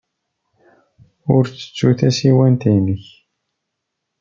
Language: Kabyle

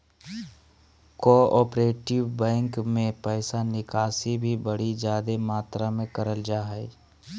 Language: Magahi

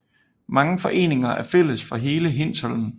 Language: Danish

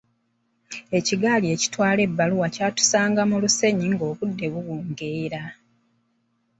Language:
Ganda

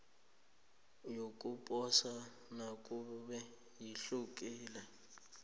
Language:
South Ndebele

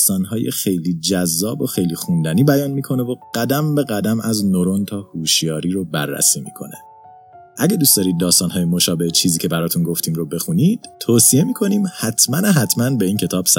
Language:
Persian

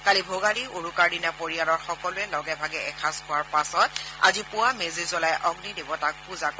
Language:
Assamese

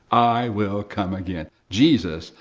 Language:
English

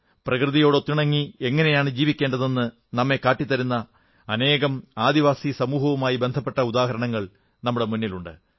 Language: Malayalam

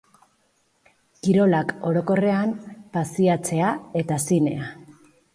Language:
Basque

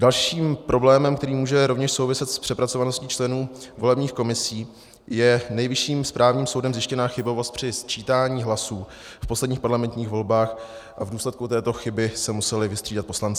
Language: Czech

